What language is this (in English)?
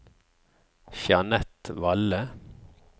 Norwegian